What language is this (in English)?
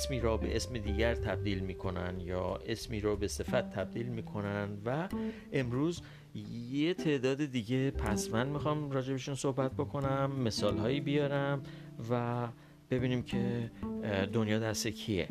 Persian